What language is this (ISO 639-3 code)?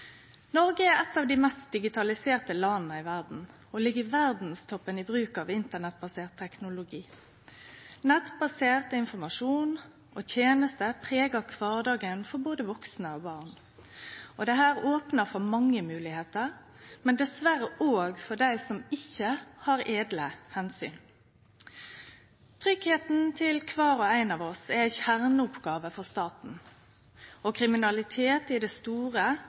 nno